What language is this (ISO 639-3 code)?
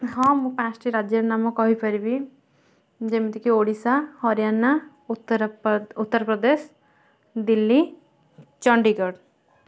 ori